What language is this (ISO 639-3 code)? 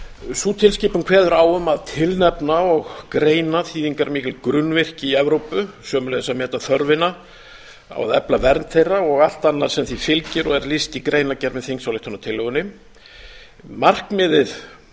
isl